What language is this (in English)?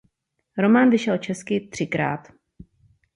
Czech